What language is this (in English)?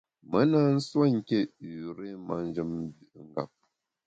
Bamun